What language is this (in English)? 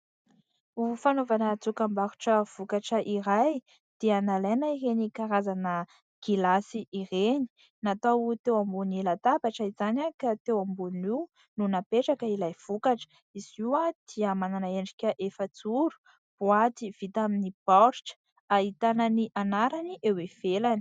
Malagasy